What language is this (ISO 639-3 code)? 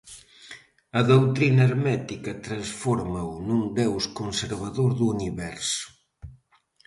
glg